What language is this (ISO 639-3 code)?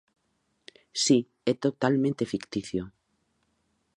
glg